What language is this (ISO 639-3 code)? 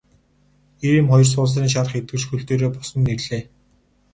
mon